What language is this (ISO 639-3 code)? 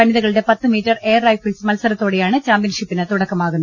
mal